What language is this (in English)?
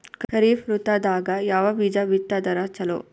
Kannada